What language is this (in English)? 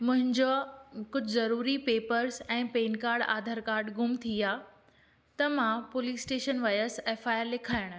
Sindhi